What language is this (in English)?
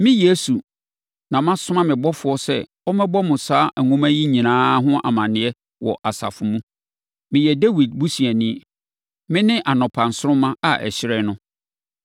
Akan